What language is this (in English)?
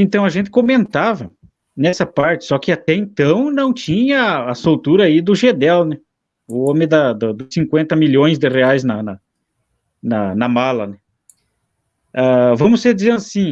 Portuguese